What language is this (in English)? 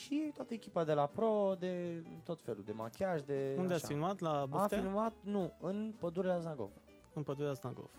Romanian